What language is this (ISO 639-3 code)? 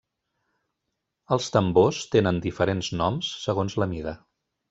cat